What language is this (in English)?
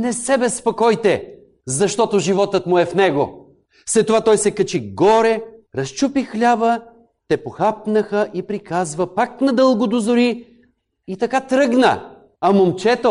Bulgarian